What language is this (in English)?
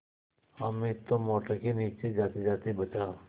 Hindi